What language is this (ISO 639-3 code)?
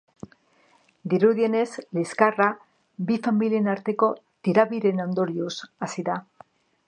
eus